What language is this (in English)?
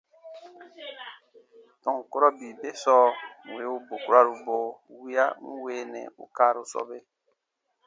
Baatonum